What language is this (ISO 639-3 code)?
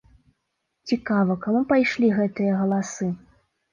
bel